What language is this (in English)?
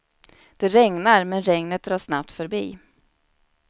Swedish